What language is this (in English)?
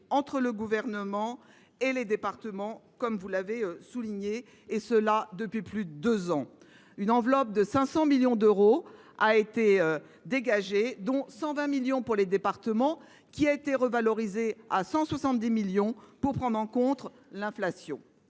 French